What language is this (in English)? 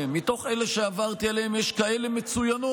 Hebrew